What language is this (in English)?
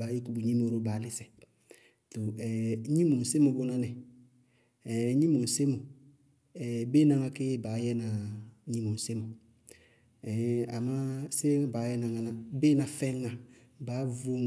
Bago-Kusuntu